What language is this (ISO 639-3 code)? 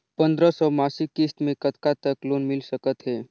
hne